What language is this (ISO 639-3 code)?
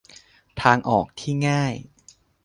tha